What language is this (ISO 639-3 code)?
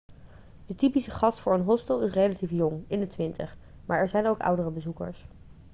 nld